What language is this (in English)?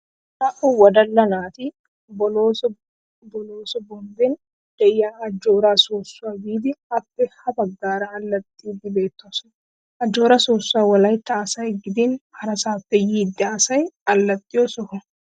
Wolaytta